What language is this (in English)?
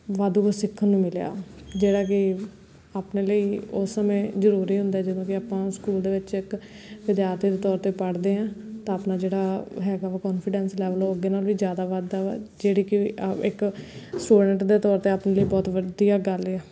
Punjabi